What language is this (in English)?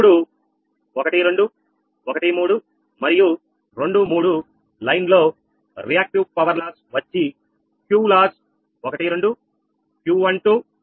Telugu